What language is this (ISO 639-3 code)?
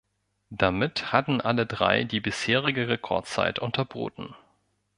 deu